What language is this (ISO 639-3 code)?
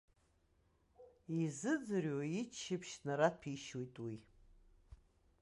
abk